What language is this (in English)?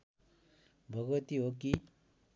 Nepali